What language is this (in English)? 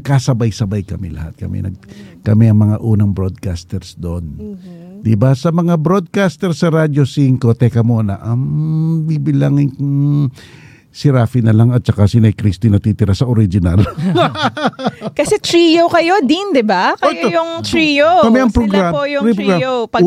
Filipino